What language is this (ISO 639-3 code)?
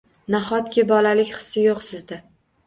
uzb